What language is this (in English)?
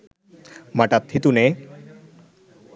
Sinhala